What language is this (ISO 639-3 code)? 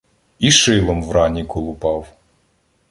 ukr